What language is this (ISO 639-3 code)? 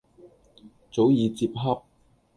yue